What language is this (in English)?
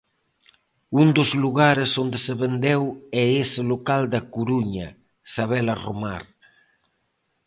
Galician